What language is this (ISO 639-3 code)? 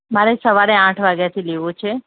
guj